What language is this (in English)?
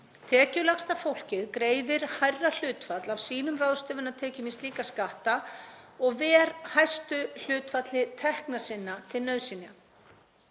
Icelandic